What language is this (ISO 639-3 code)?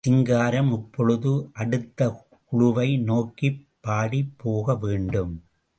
tam